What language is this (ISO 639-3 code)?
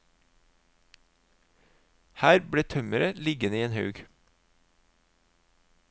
nor